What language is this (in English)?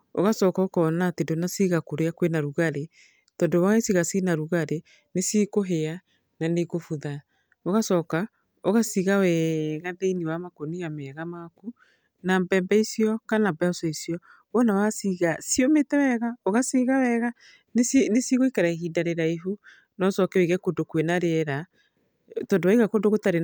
Kikuyu